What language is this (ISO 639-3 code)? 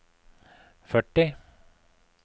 nor